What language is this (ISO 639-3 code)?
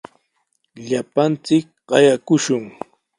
qws